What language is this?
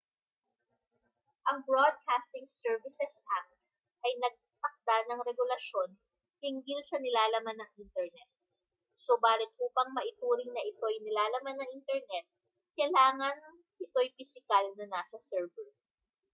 Filipino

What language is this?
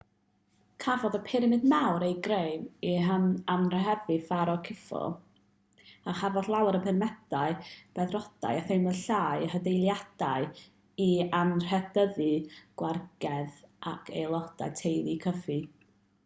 Welsh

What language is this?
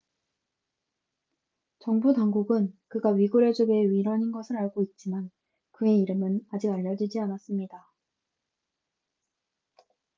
Korean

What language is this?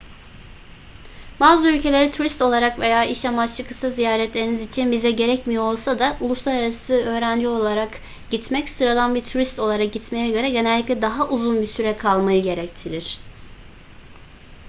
Turkish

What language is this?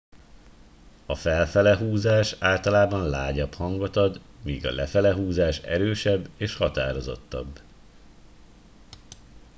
Hungarian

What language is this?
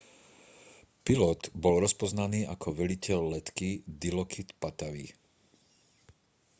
Slovak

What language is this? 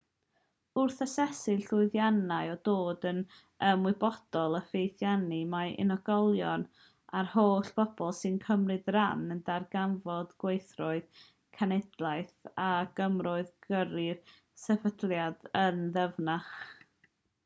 Welsh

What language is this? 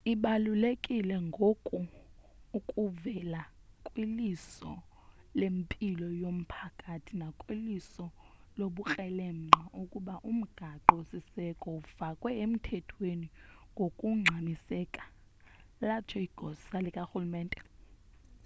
Xhosa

